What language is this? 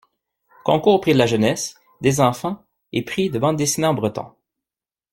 French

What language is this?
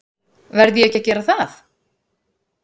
Icelandic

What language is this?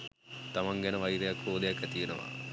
Sinhala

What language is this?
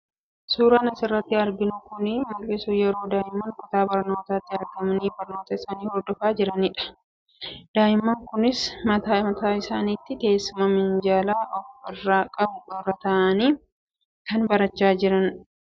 Oromo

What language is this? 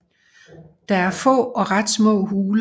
Danish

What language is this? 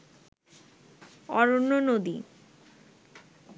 Bangla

